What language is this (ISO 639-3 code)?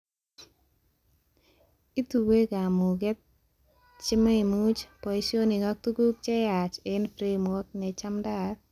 kln